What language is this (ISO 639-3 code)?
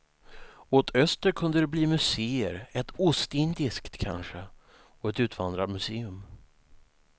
swe